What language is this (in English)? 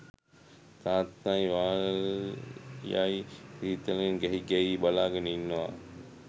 Sinhala